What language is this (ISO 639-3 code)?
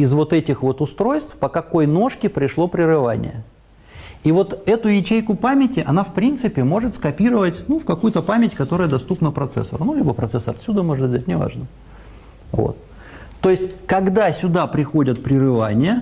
rus